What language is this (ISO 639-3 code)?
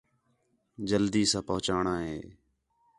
xhe